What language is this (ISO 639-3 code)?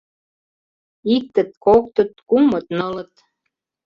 chm